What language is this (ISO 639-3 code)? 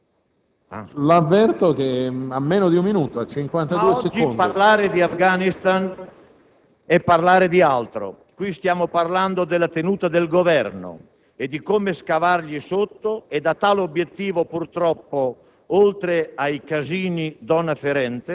ita